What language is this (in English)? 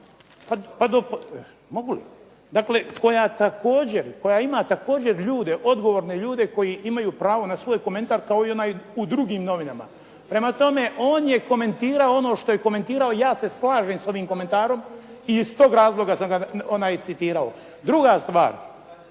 Croatian